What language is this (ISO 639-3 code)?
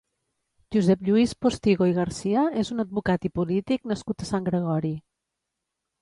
cat